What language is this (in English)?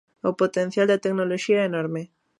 Galician